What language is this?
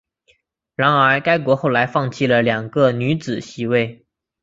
Chinese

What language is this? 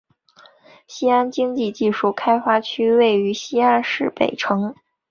Chinese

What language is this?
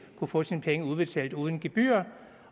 Danish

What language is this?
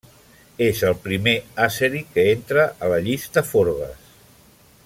Catalan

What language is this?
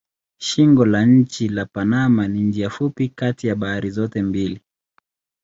Swahili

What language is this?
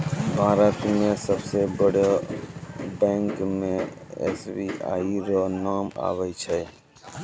Maithili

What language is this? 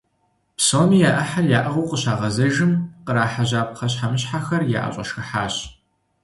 Kabardian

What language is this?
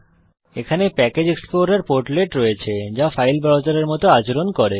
Bangla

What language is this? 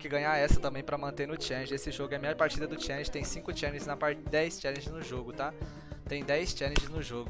Portuguese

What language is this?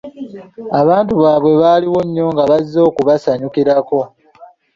Ganda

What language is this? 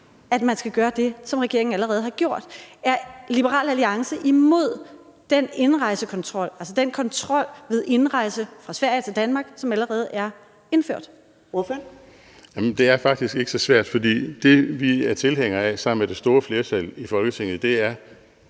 Danish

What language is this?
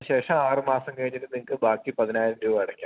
Malayalam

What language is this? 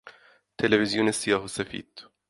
Persian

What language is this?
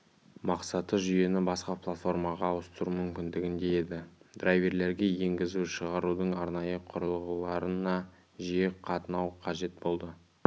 Kazakh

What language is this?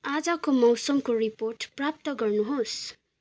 Nepali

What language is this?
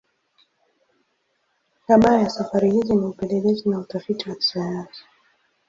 Swahili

